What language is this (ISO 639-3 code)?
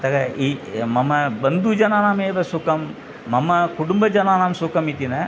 san